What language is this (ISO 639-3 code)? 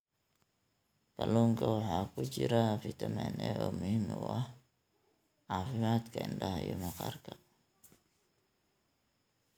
som